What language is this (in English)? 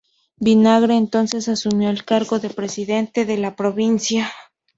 Spanish